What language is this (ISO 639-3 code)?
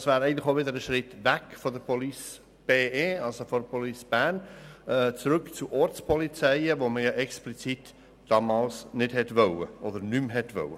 gsw